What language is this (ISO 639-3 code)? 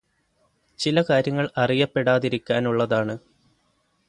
mal